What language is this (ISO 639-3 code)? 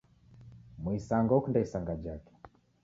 dav